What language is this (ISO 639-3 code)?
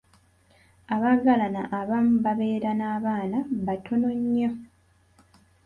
lug